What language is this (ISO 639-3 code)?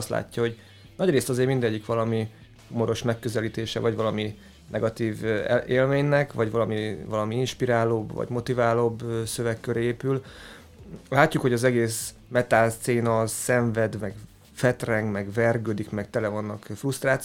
hun